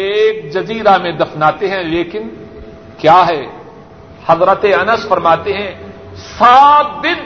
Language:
Urdu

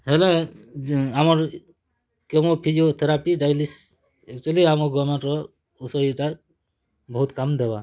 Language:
Odia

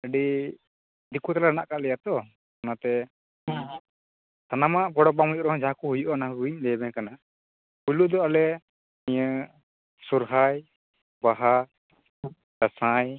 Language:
Santali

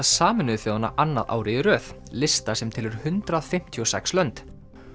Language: Icelandic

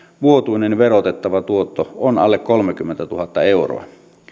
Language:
Finnish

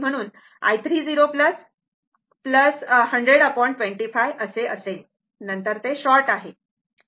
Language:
Marathi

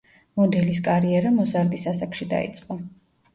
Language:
Georgian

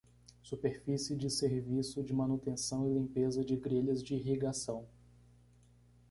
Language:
Portuguese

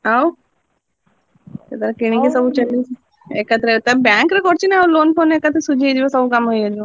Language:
Odia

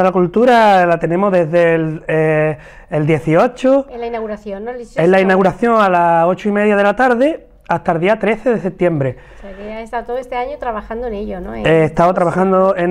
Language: Spanish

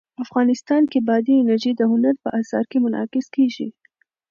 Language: Pashto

